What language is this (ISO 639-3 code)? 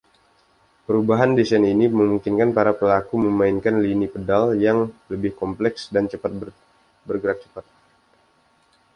ind